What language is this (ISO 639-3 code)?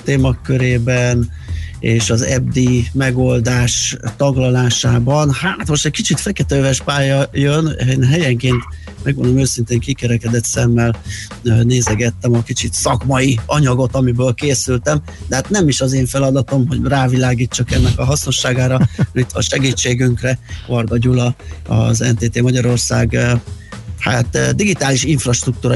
hun